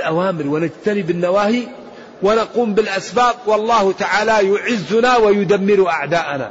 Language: Arabic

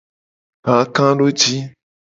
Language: Gen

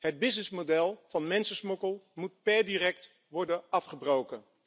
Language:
Dutch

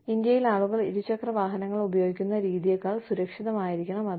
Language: Malayalam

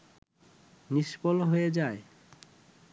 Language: Bangla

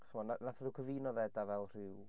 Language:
Welsh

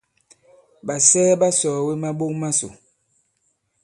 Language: Bankon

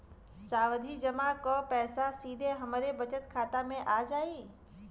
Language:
Bhojpuri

